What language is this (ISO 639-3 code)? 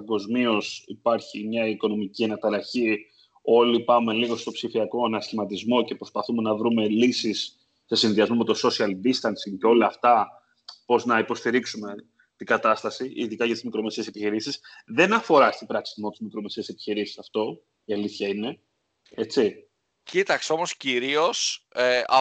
ell